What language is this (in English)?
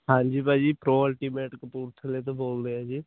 Punjabi